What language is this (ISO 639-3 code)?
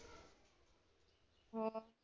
pan